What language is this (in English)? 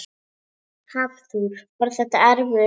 Icelandic